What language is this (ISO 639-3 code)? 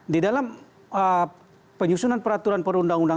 ind